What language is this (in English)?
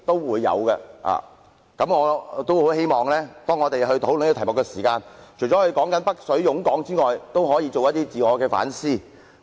Cantonese